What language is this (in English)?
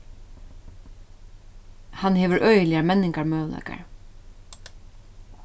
Faroese